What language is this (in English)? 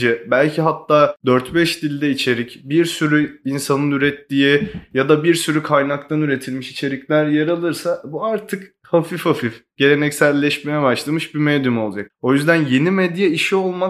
Turkish